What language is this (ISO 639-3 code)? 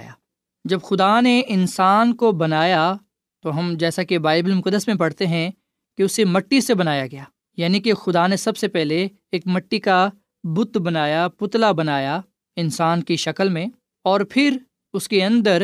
urd